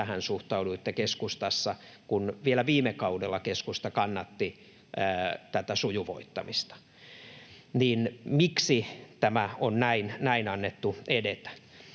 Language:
Finnish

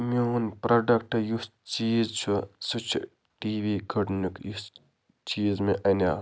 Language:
Kashmiri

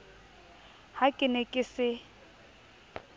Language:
Southern Sotho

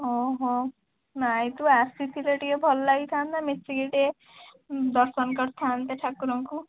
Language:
Odia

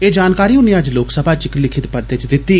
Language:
Dogri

